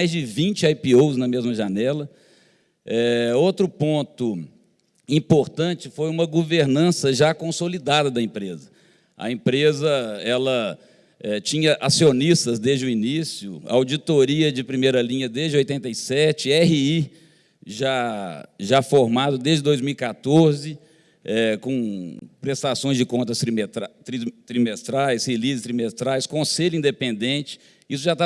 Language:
Portuguese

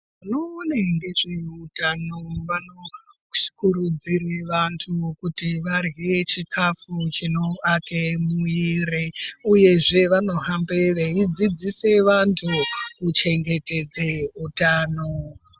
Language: Ndau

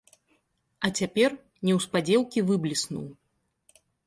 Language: Belarusian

